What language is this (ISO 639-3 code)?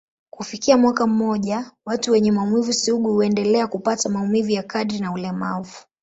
swa